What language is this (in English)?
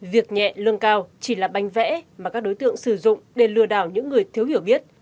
Vietnamese